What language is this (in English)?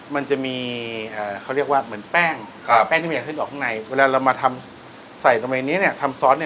Thai